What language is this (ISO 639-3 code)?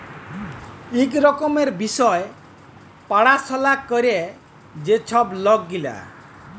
ben